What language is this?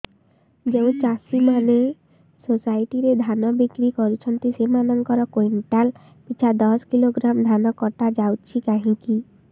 Odia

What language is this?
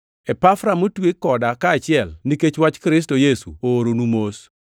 Luo (Kenya and Tanzania)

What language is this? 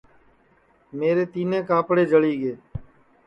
Sansi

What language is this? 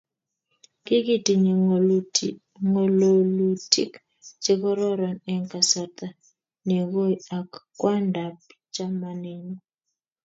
Kalenjin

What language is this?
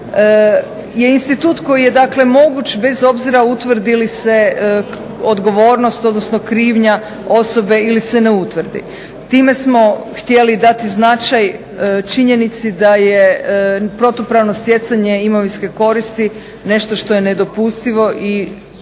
Croatian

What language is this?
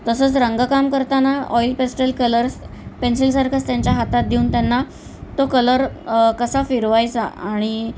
Marathi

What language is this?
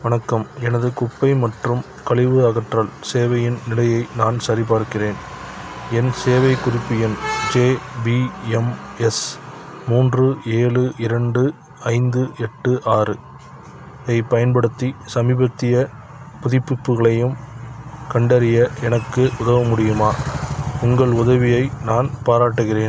Tamil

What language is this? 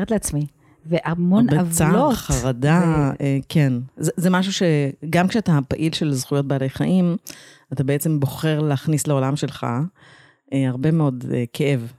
Hebrew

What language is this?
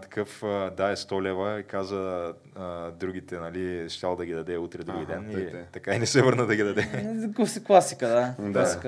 Bulgarian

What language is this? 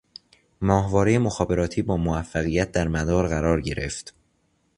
Persian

